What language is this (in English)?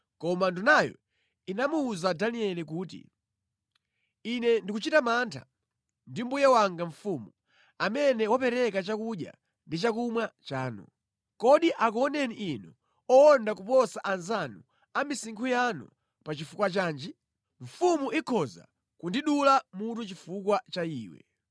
Nyanja